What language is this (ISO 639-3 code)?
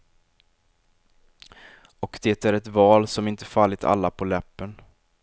swe